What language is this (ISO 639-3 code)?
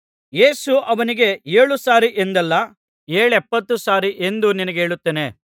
kan